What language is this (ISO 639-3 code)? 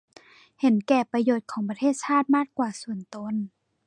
tha